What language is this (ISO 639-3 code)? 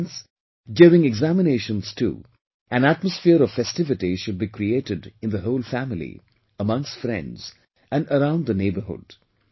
eng